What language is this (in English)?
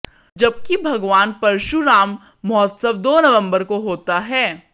Hindi